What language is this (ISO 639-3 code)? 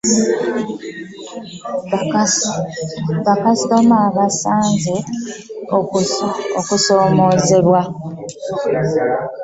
lug